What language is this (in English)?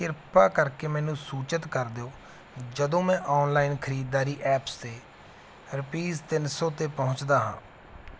Punjabi